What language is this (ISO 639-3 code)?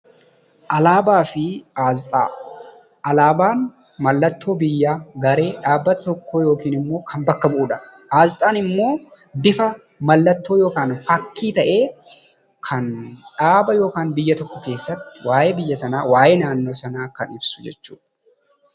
orm